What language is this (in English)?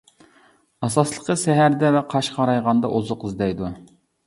Uyghur